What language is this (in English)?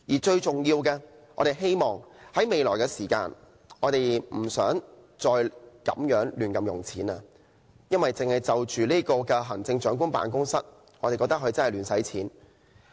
Cantonese